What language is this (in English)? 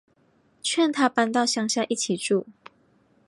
Chinese